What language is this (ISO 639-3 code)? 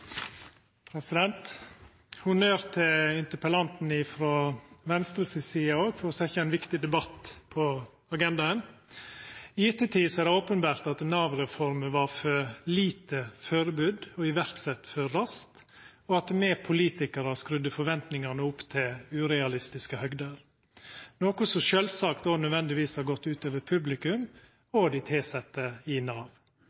nno